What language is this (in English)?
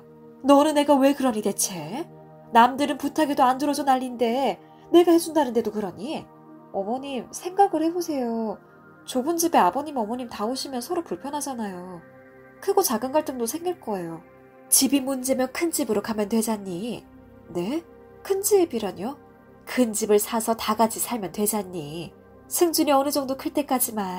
Korean